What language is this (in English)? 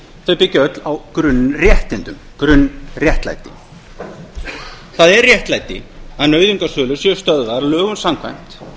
Icelandic